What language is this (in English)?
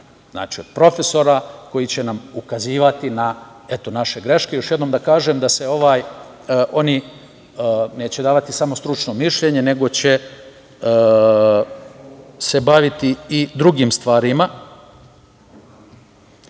Serbian